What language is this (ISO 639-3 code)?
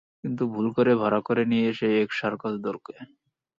ben